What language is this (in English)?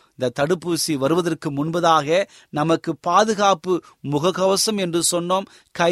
Tamil